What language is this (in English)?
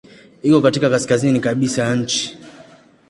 Swahili